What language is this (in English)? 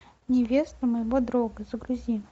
Russian